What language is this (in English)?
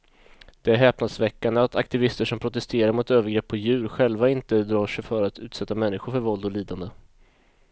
Swedish